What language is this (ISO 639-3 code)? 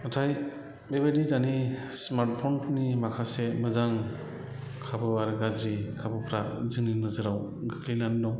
brx